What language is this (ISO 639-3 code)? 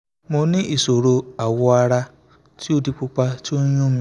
yor